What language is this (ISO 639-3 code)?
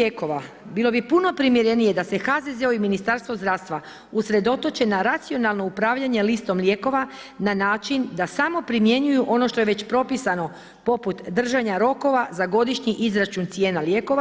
hrv